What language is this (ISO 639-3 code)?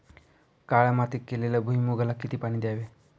mar